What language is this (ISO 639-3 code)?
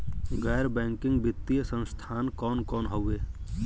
bho